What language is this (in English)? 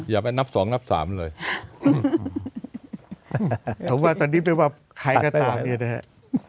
Thai